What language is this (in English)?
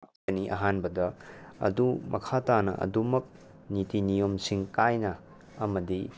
Manipuri